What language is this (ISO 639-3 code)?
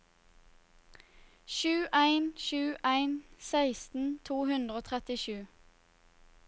nor